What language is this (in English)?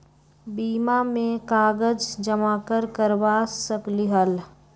Magahi